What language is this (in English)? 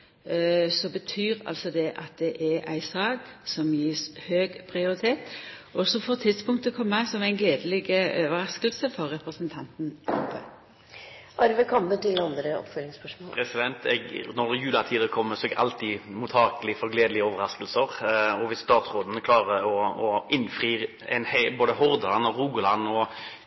Norwegian